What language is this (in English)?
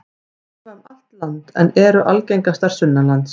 Icelandic